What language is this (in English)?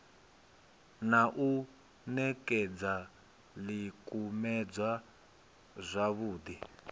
Venda